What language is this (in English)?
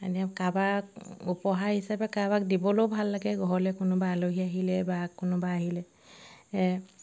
Assamese